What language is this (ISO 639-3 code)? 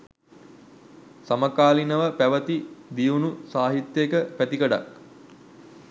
sin